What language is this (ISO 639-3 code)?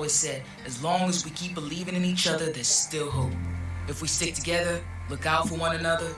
ind